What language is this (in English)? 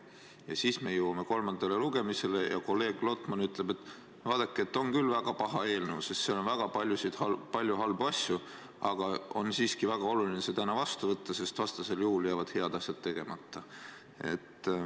Estonian